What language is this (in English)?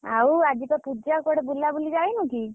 Odia